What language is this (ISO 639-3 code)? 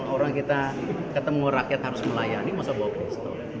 ind